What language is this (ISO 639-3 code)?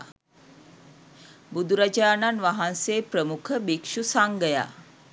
sin